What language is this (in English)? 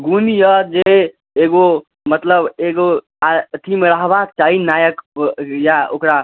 Maithili